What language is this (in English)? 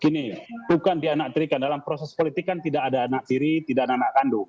Indonesian